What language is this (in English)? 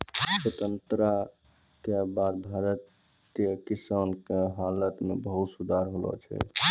Maithili